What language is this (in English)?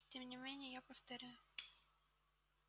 Russian